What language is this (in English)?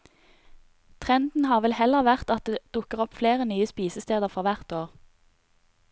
Norwegian